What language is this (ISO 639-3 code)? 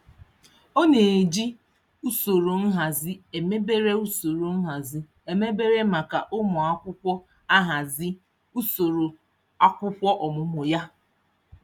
ibo